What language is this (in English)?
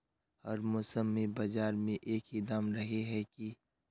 Magahi